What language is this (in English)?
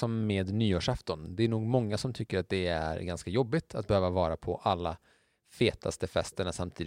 Swedish